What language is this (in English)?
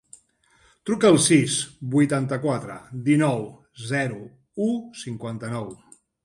Catalan